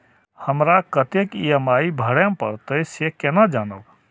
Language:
Maithili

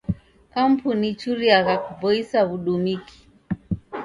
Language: Taita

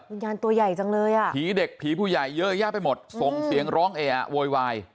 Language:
Thai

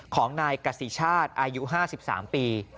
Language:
Thai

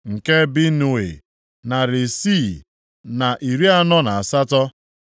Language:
Igbo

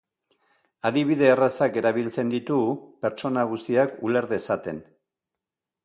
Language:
Basque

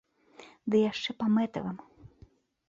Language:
Belarusian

